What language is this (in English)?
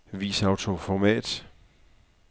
Danish